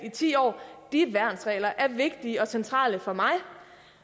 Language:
Danish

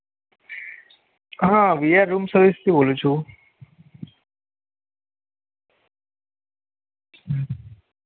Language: Gujarati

